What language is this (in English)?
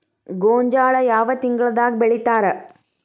Kannada